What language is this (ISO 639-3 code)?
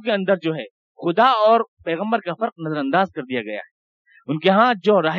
urd